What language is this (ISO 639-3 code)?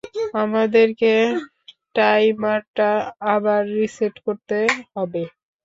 ben